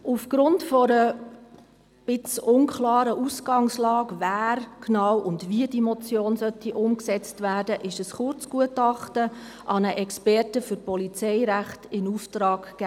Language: Swiss German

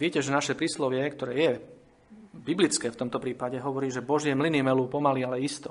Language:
Slovak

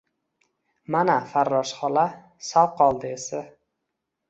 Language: Uzbek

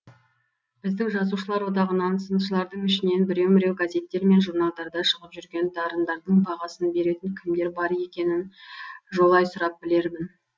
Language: Kazakh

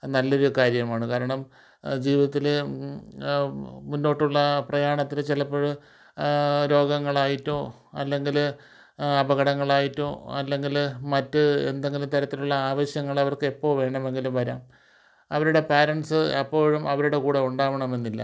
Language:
Malayalam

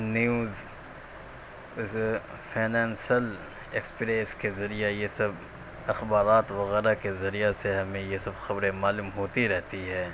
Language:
Urdu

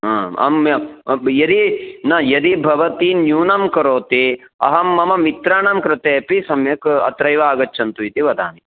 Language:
Sanskrit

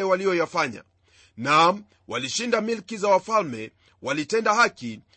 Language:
Swahili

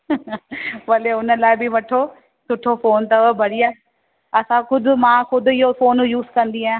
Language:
Sindhi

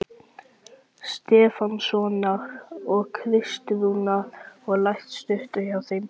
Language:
Icelandic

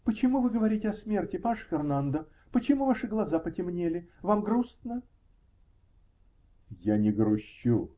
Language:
Russian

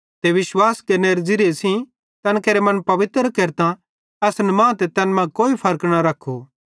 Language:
Bhadrawahi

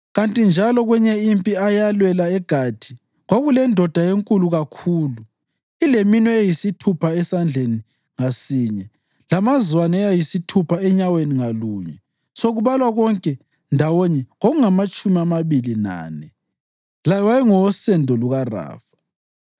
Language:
North Ndebele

